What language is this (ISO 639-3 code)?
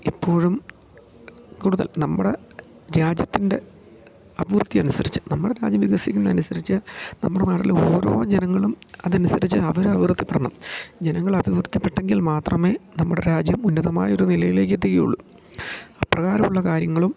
mal